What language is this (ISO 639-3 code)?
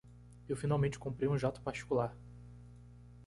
por